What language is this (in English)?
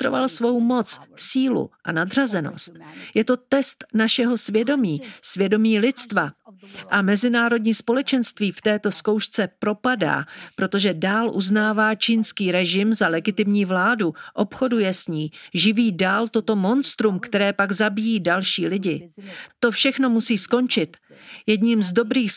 Czech